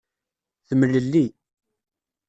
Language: Kabyle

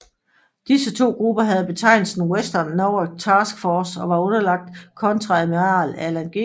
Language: Danish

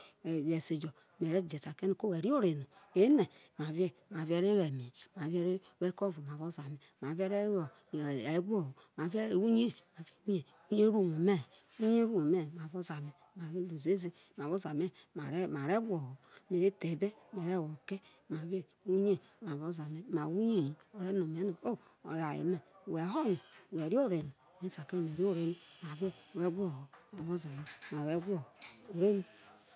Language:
Isoko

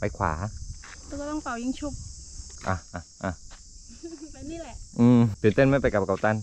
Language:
Thai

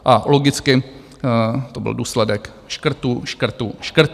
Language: Czech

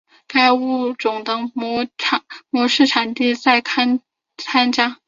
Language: Chinese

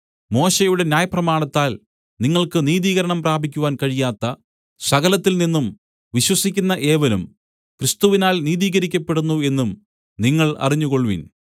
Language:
Malayalam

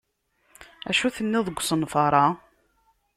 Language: Kabyle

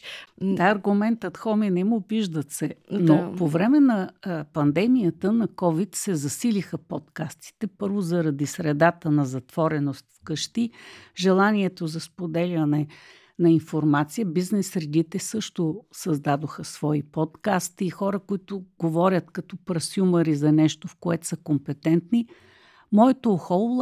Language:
Bulgarian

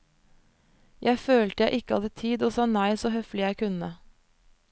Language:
Norwegian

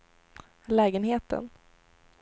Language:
Swedish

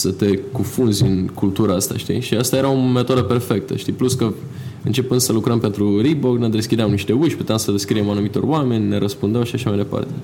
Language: Romanian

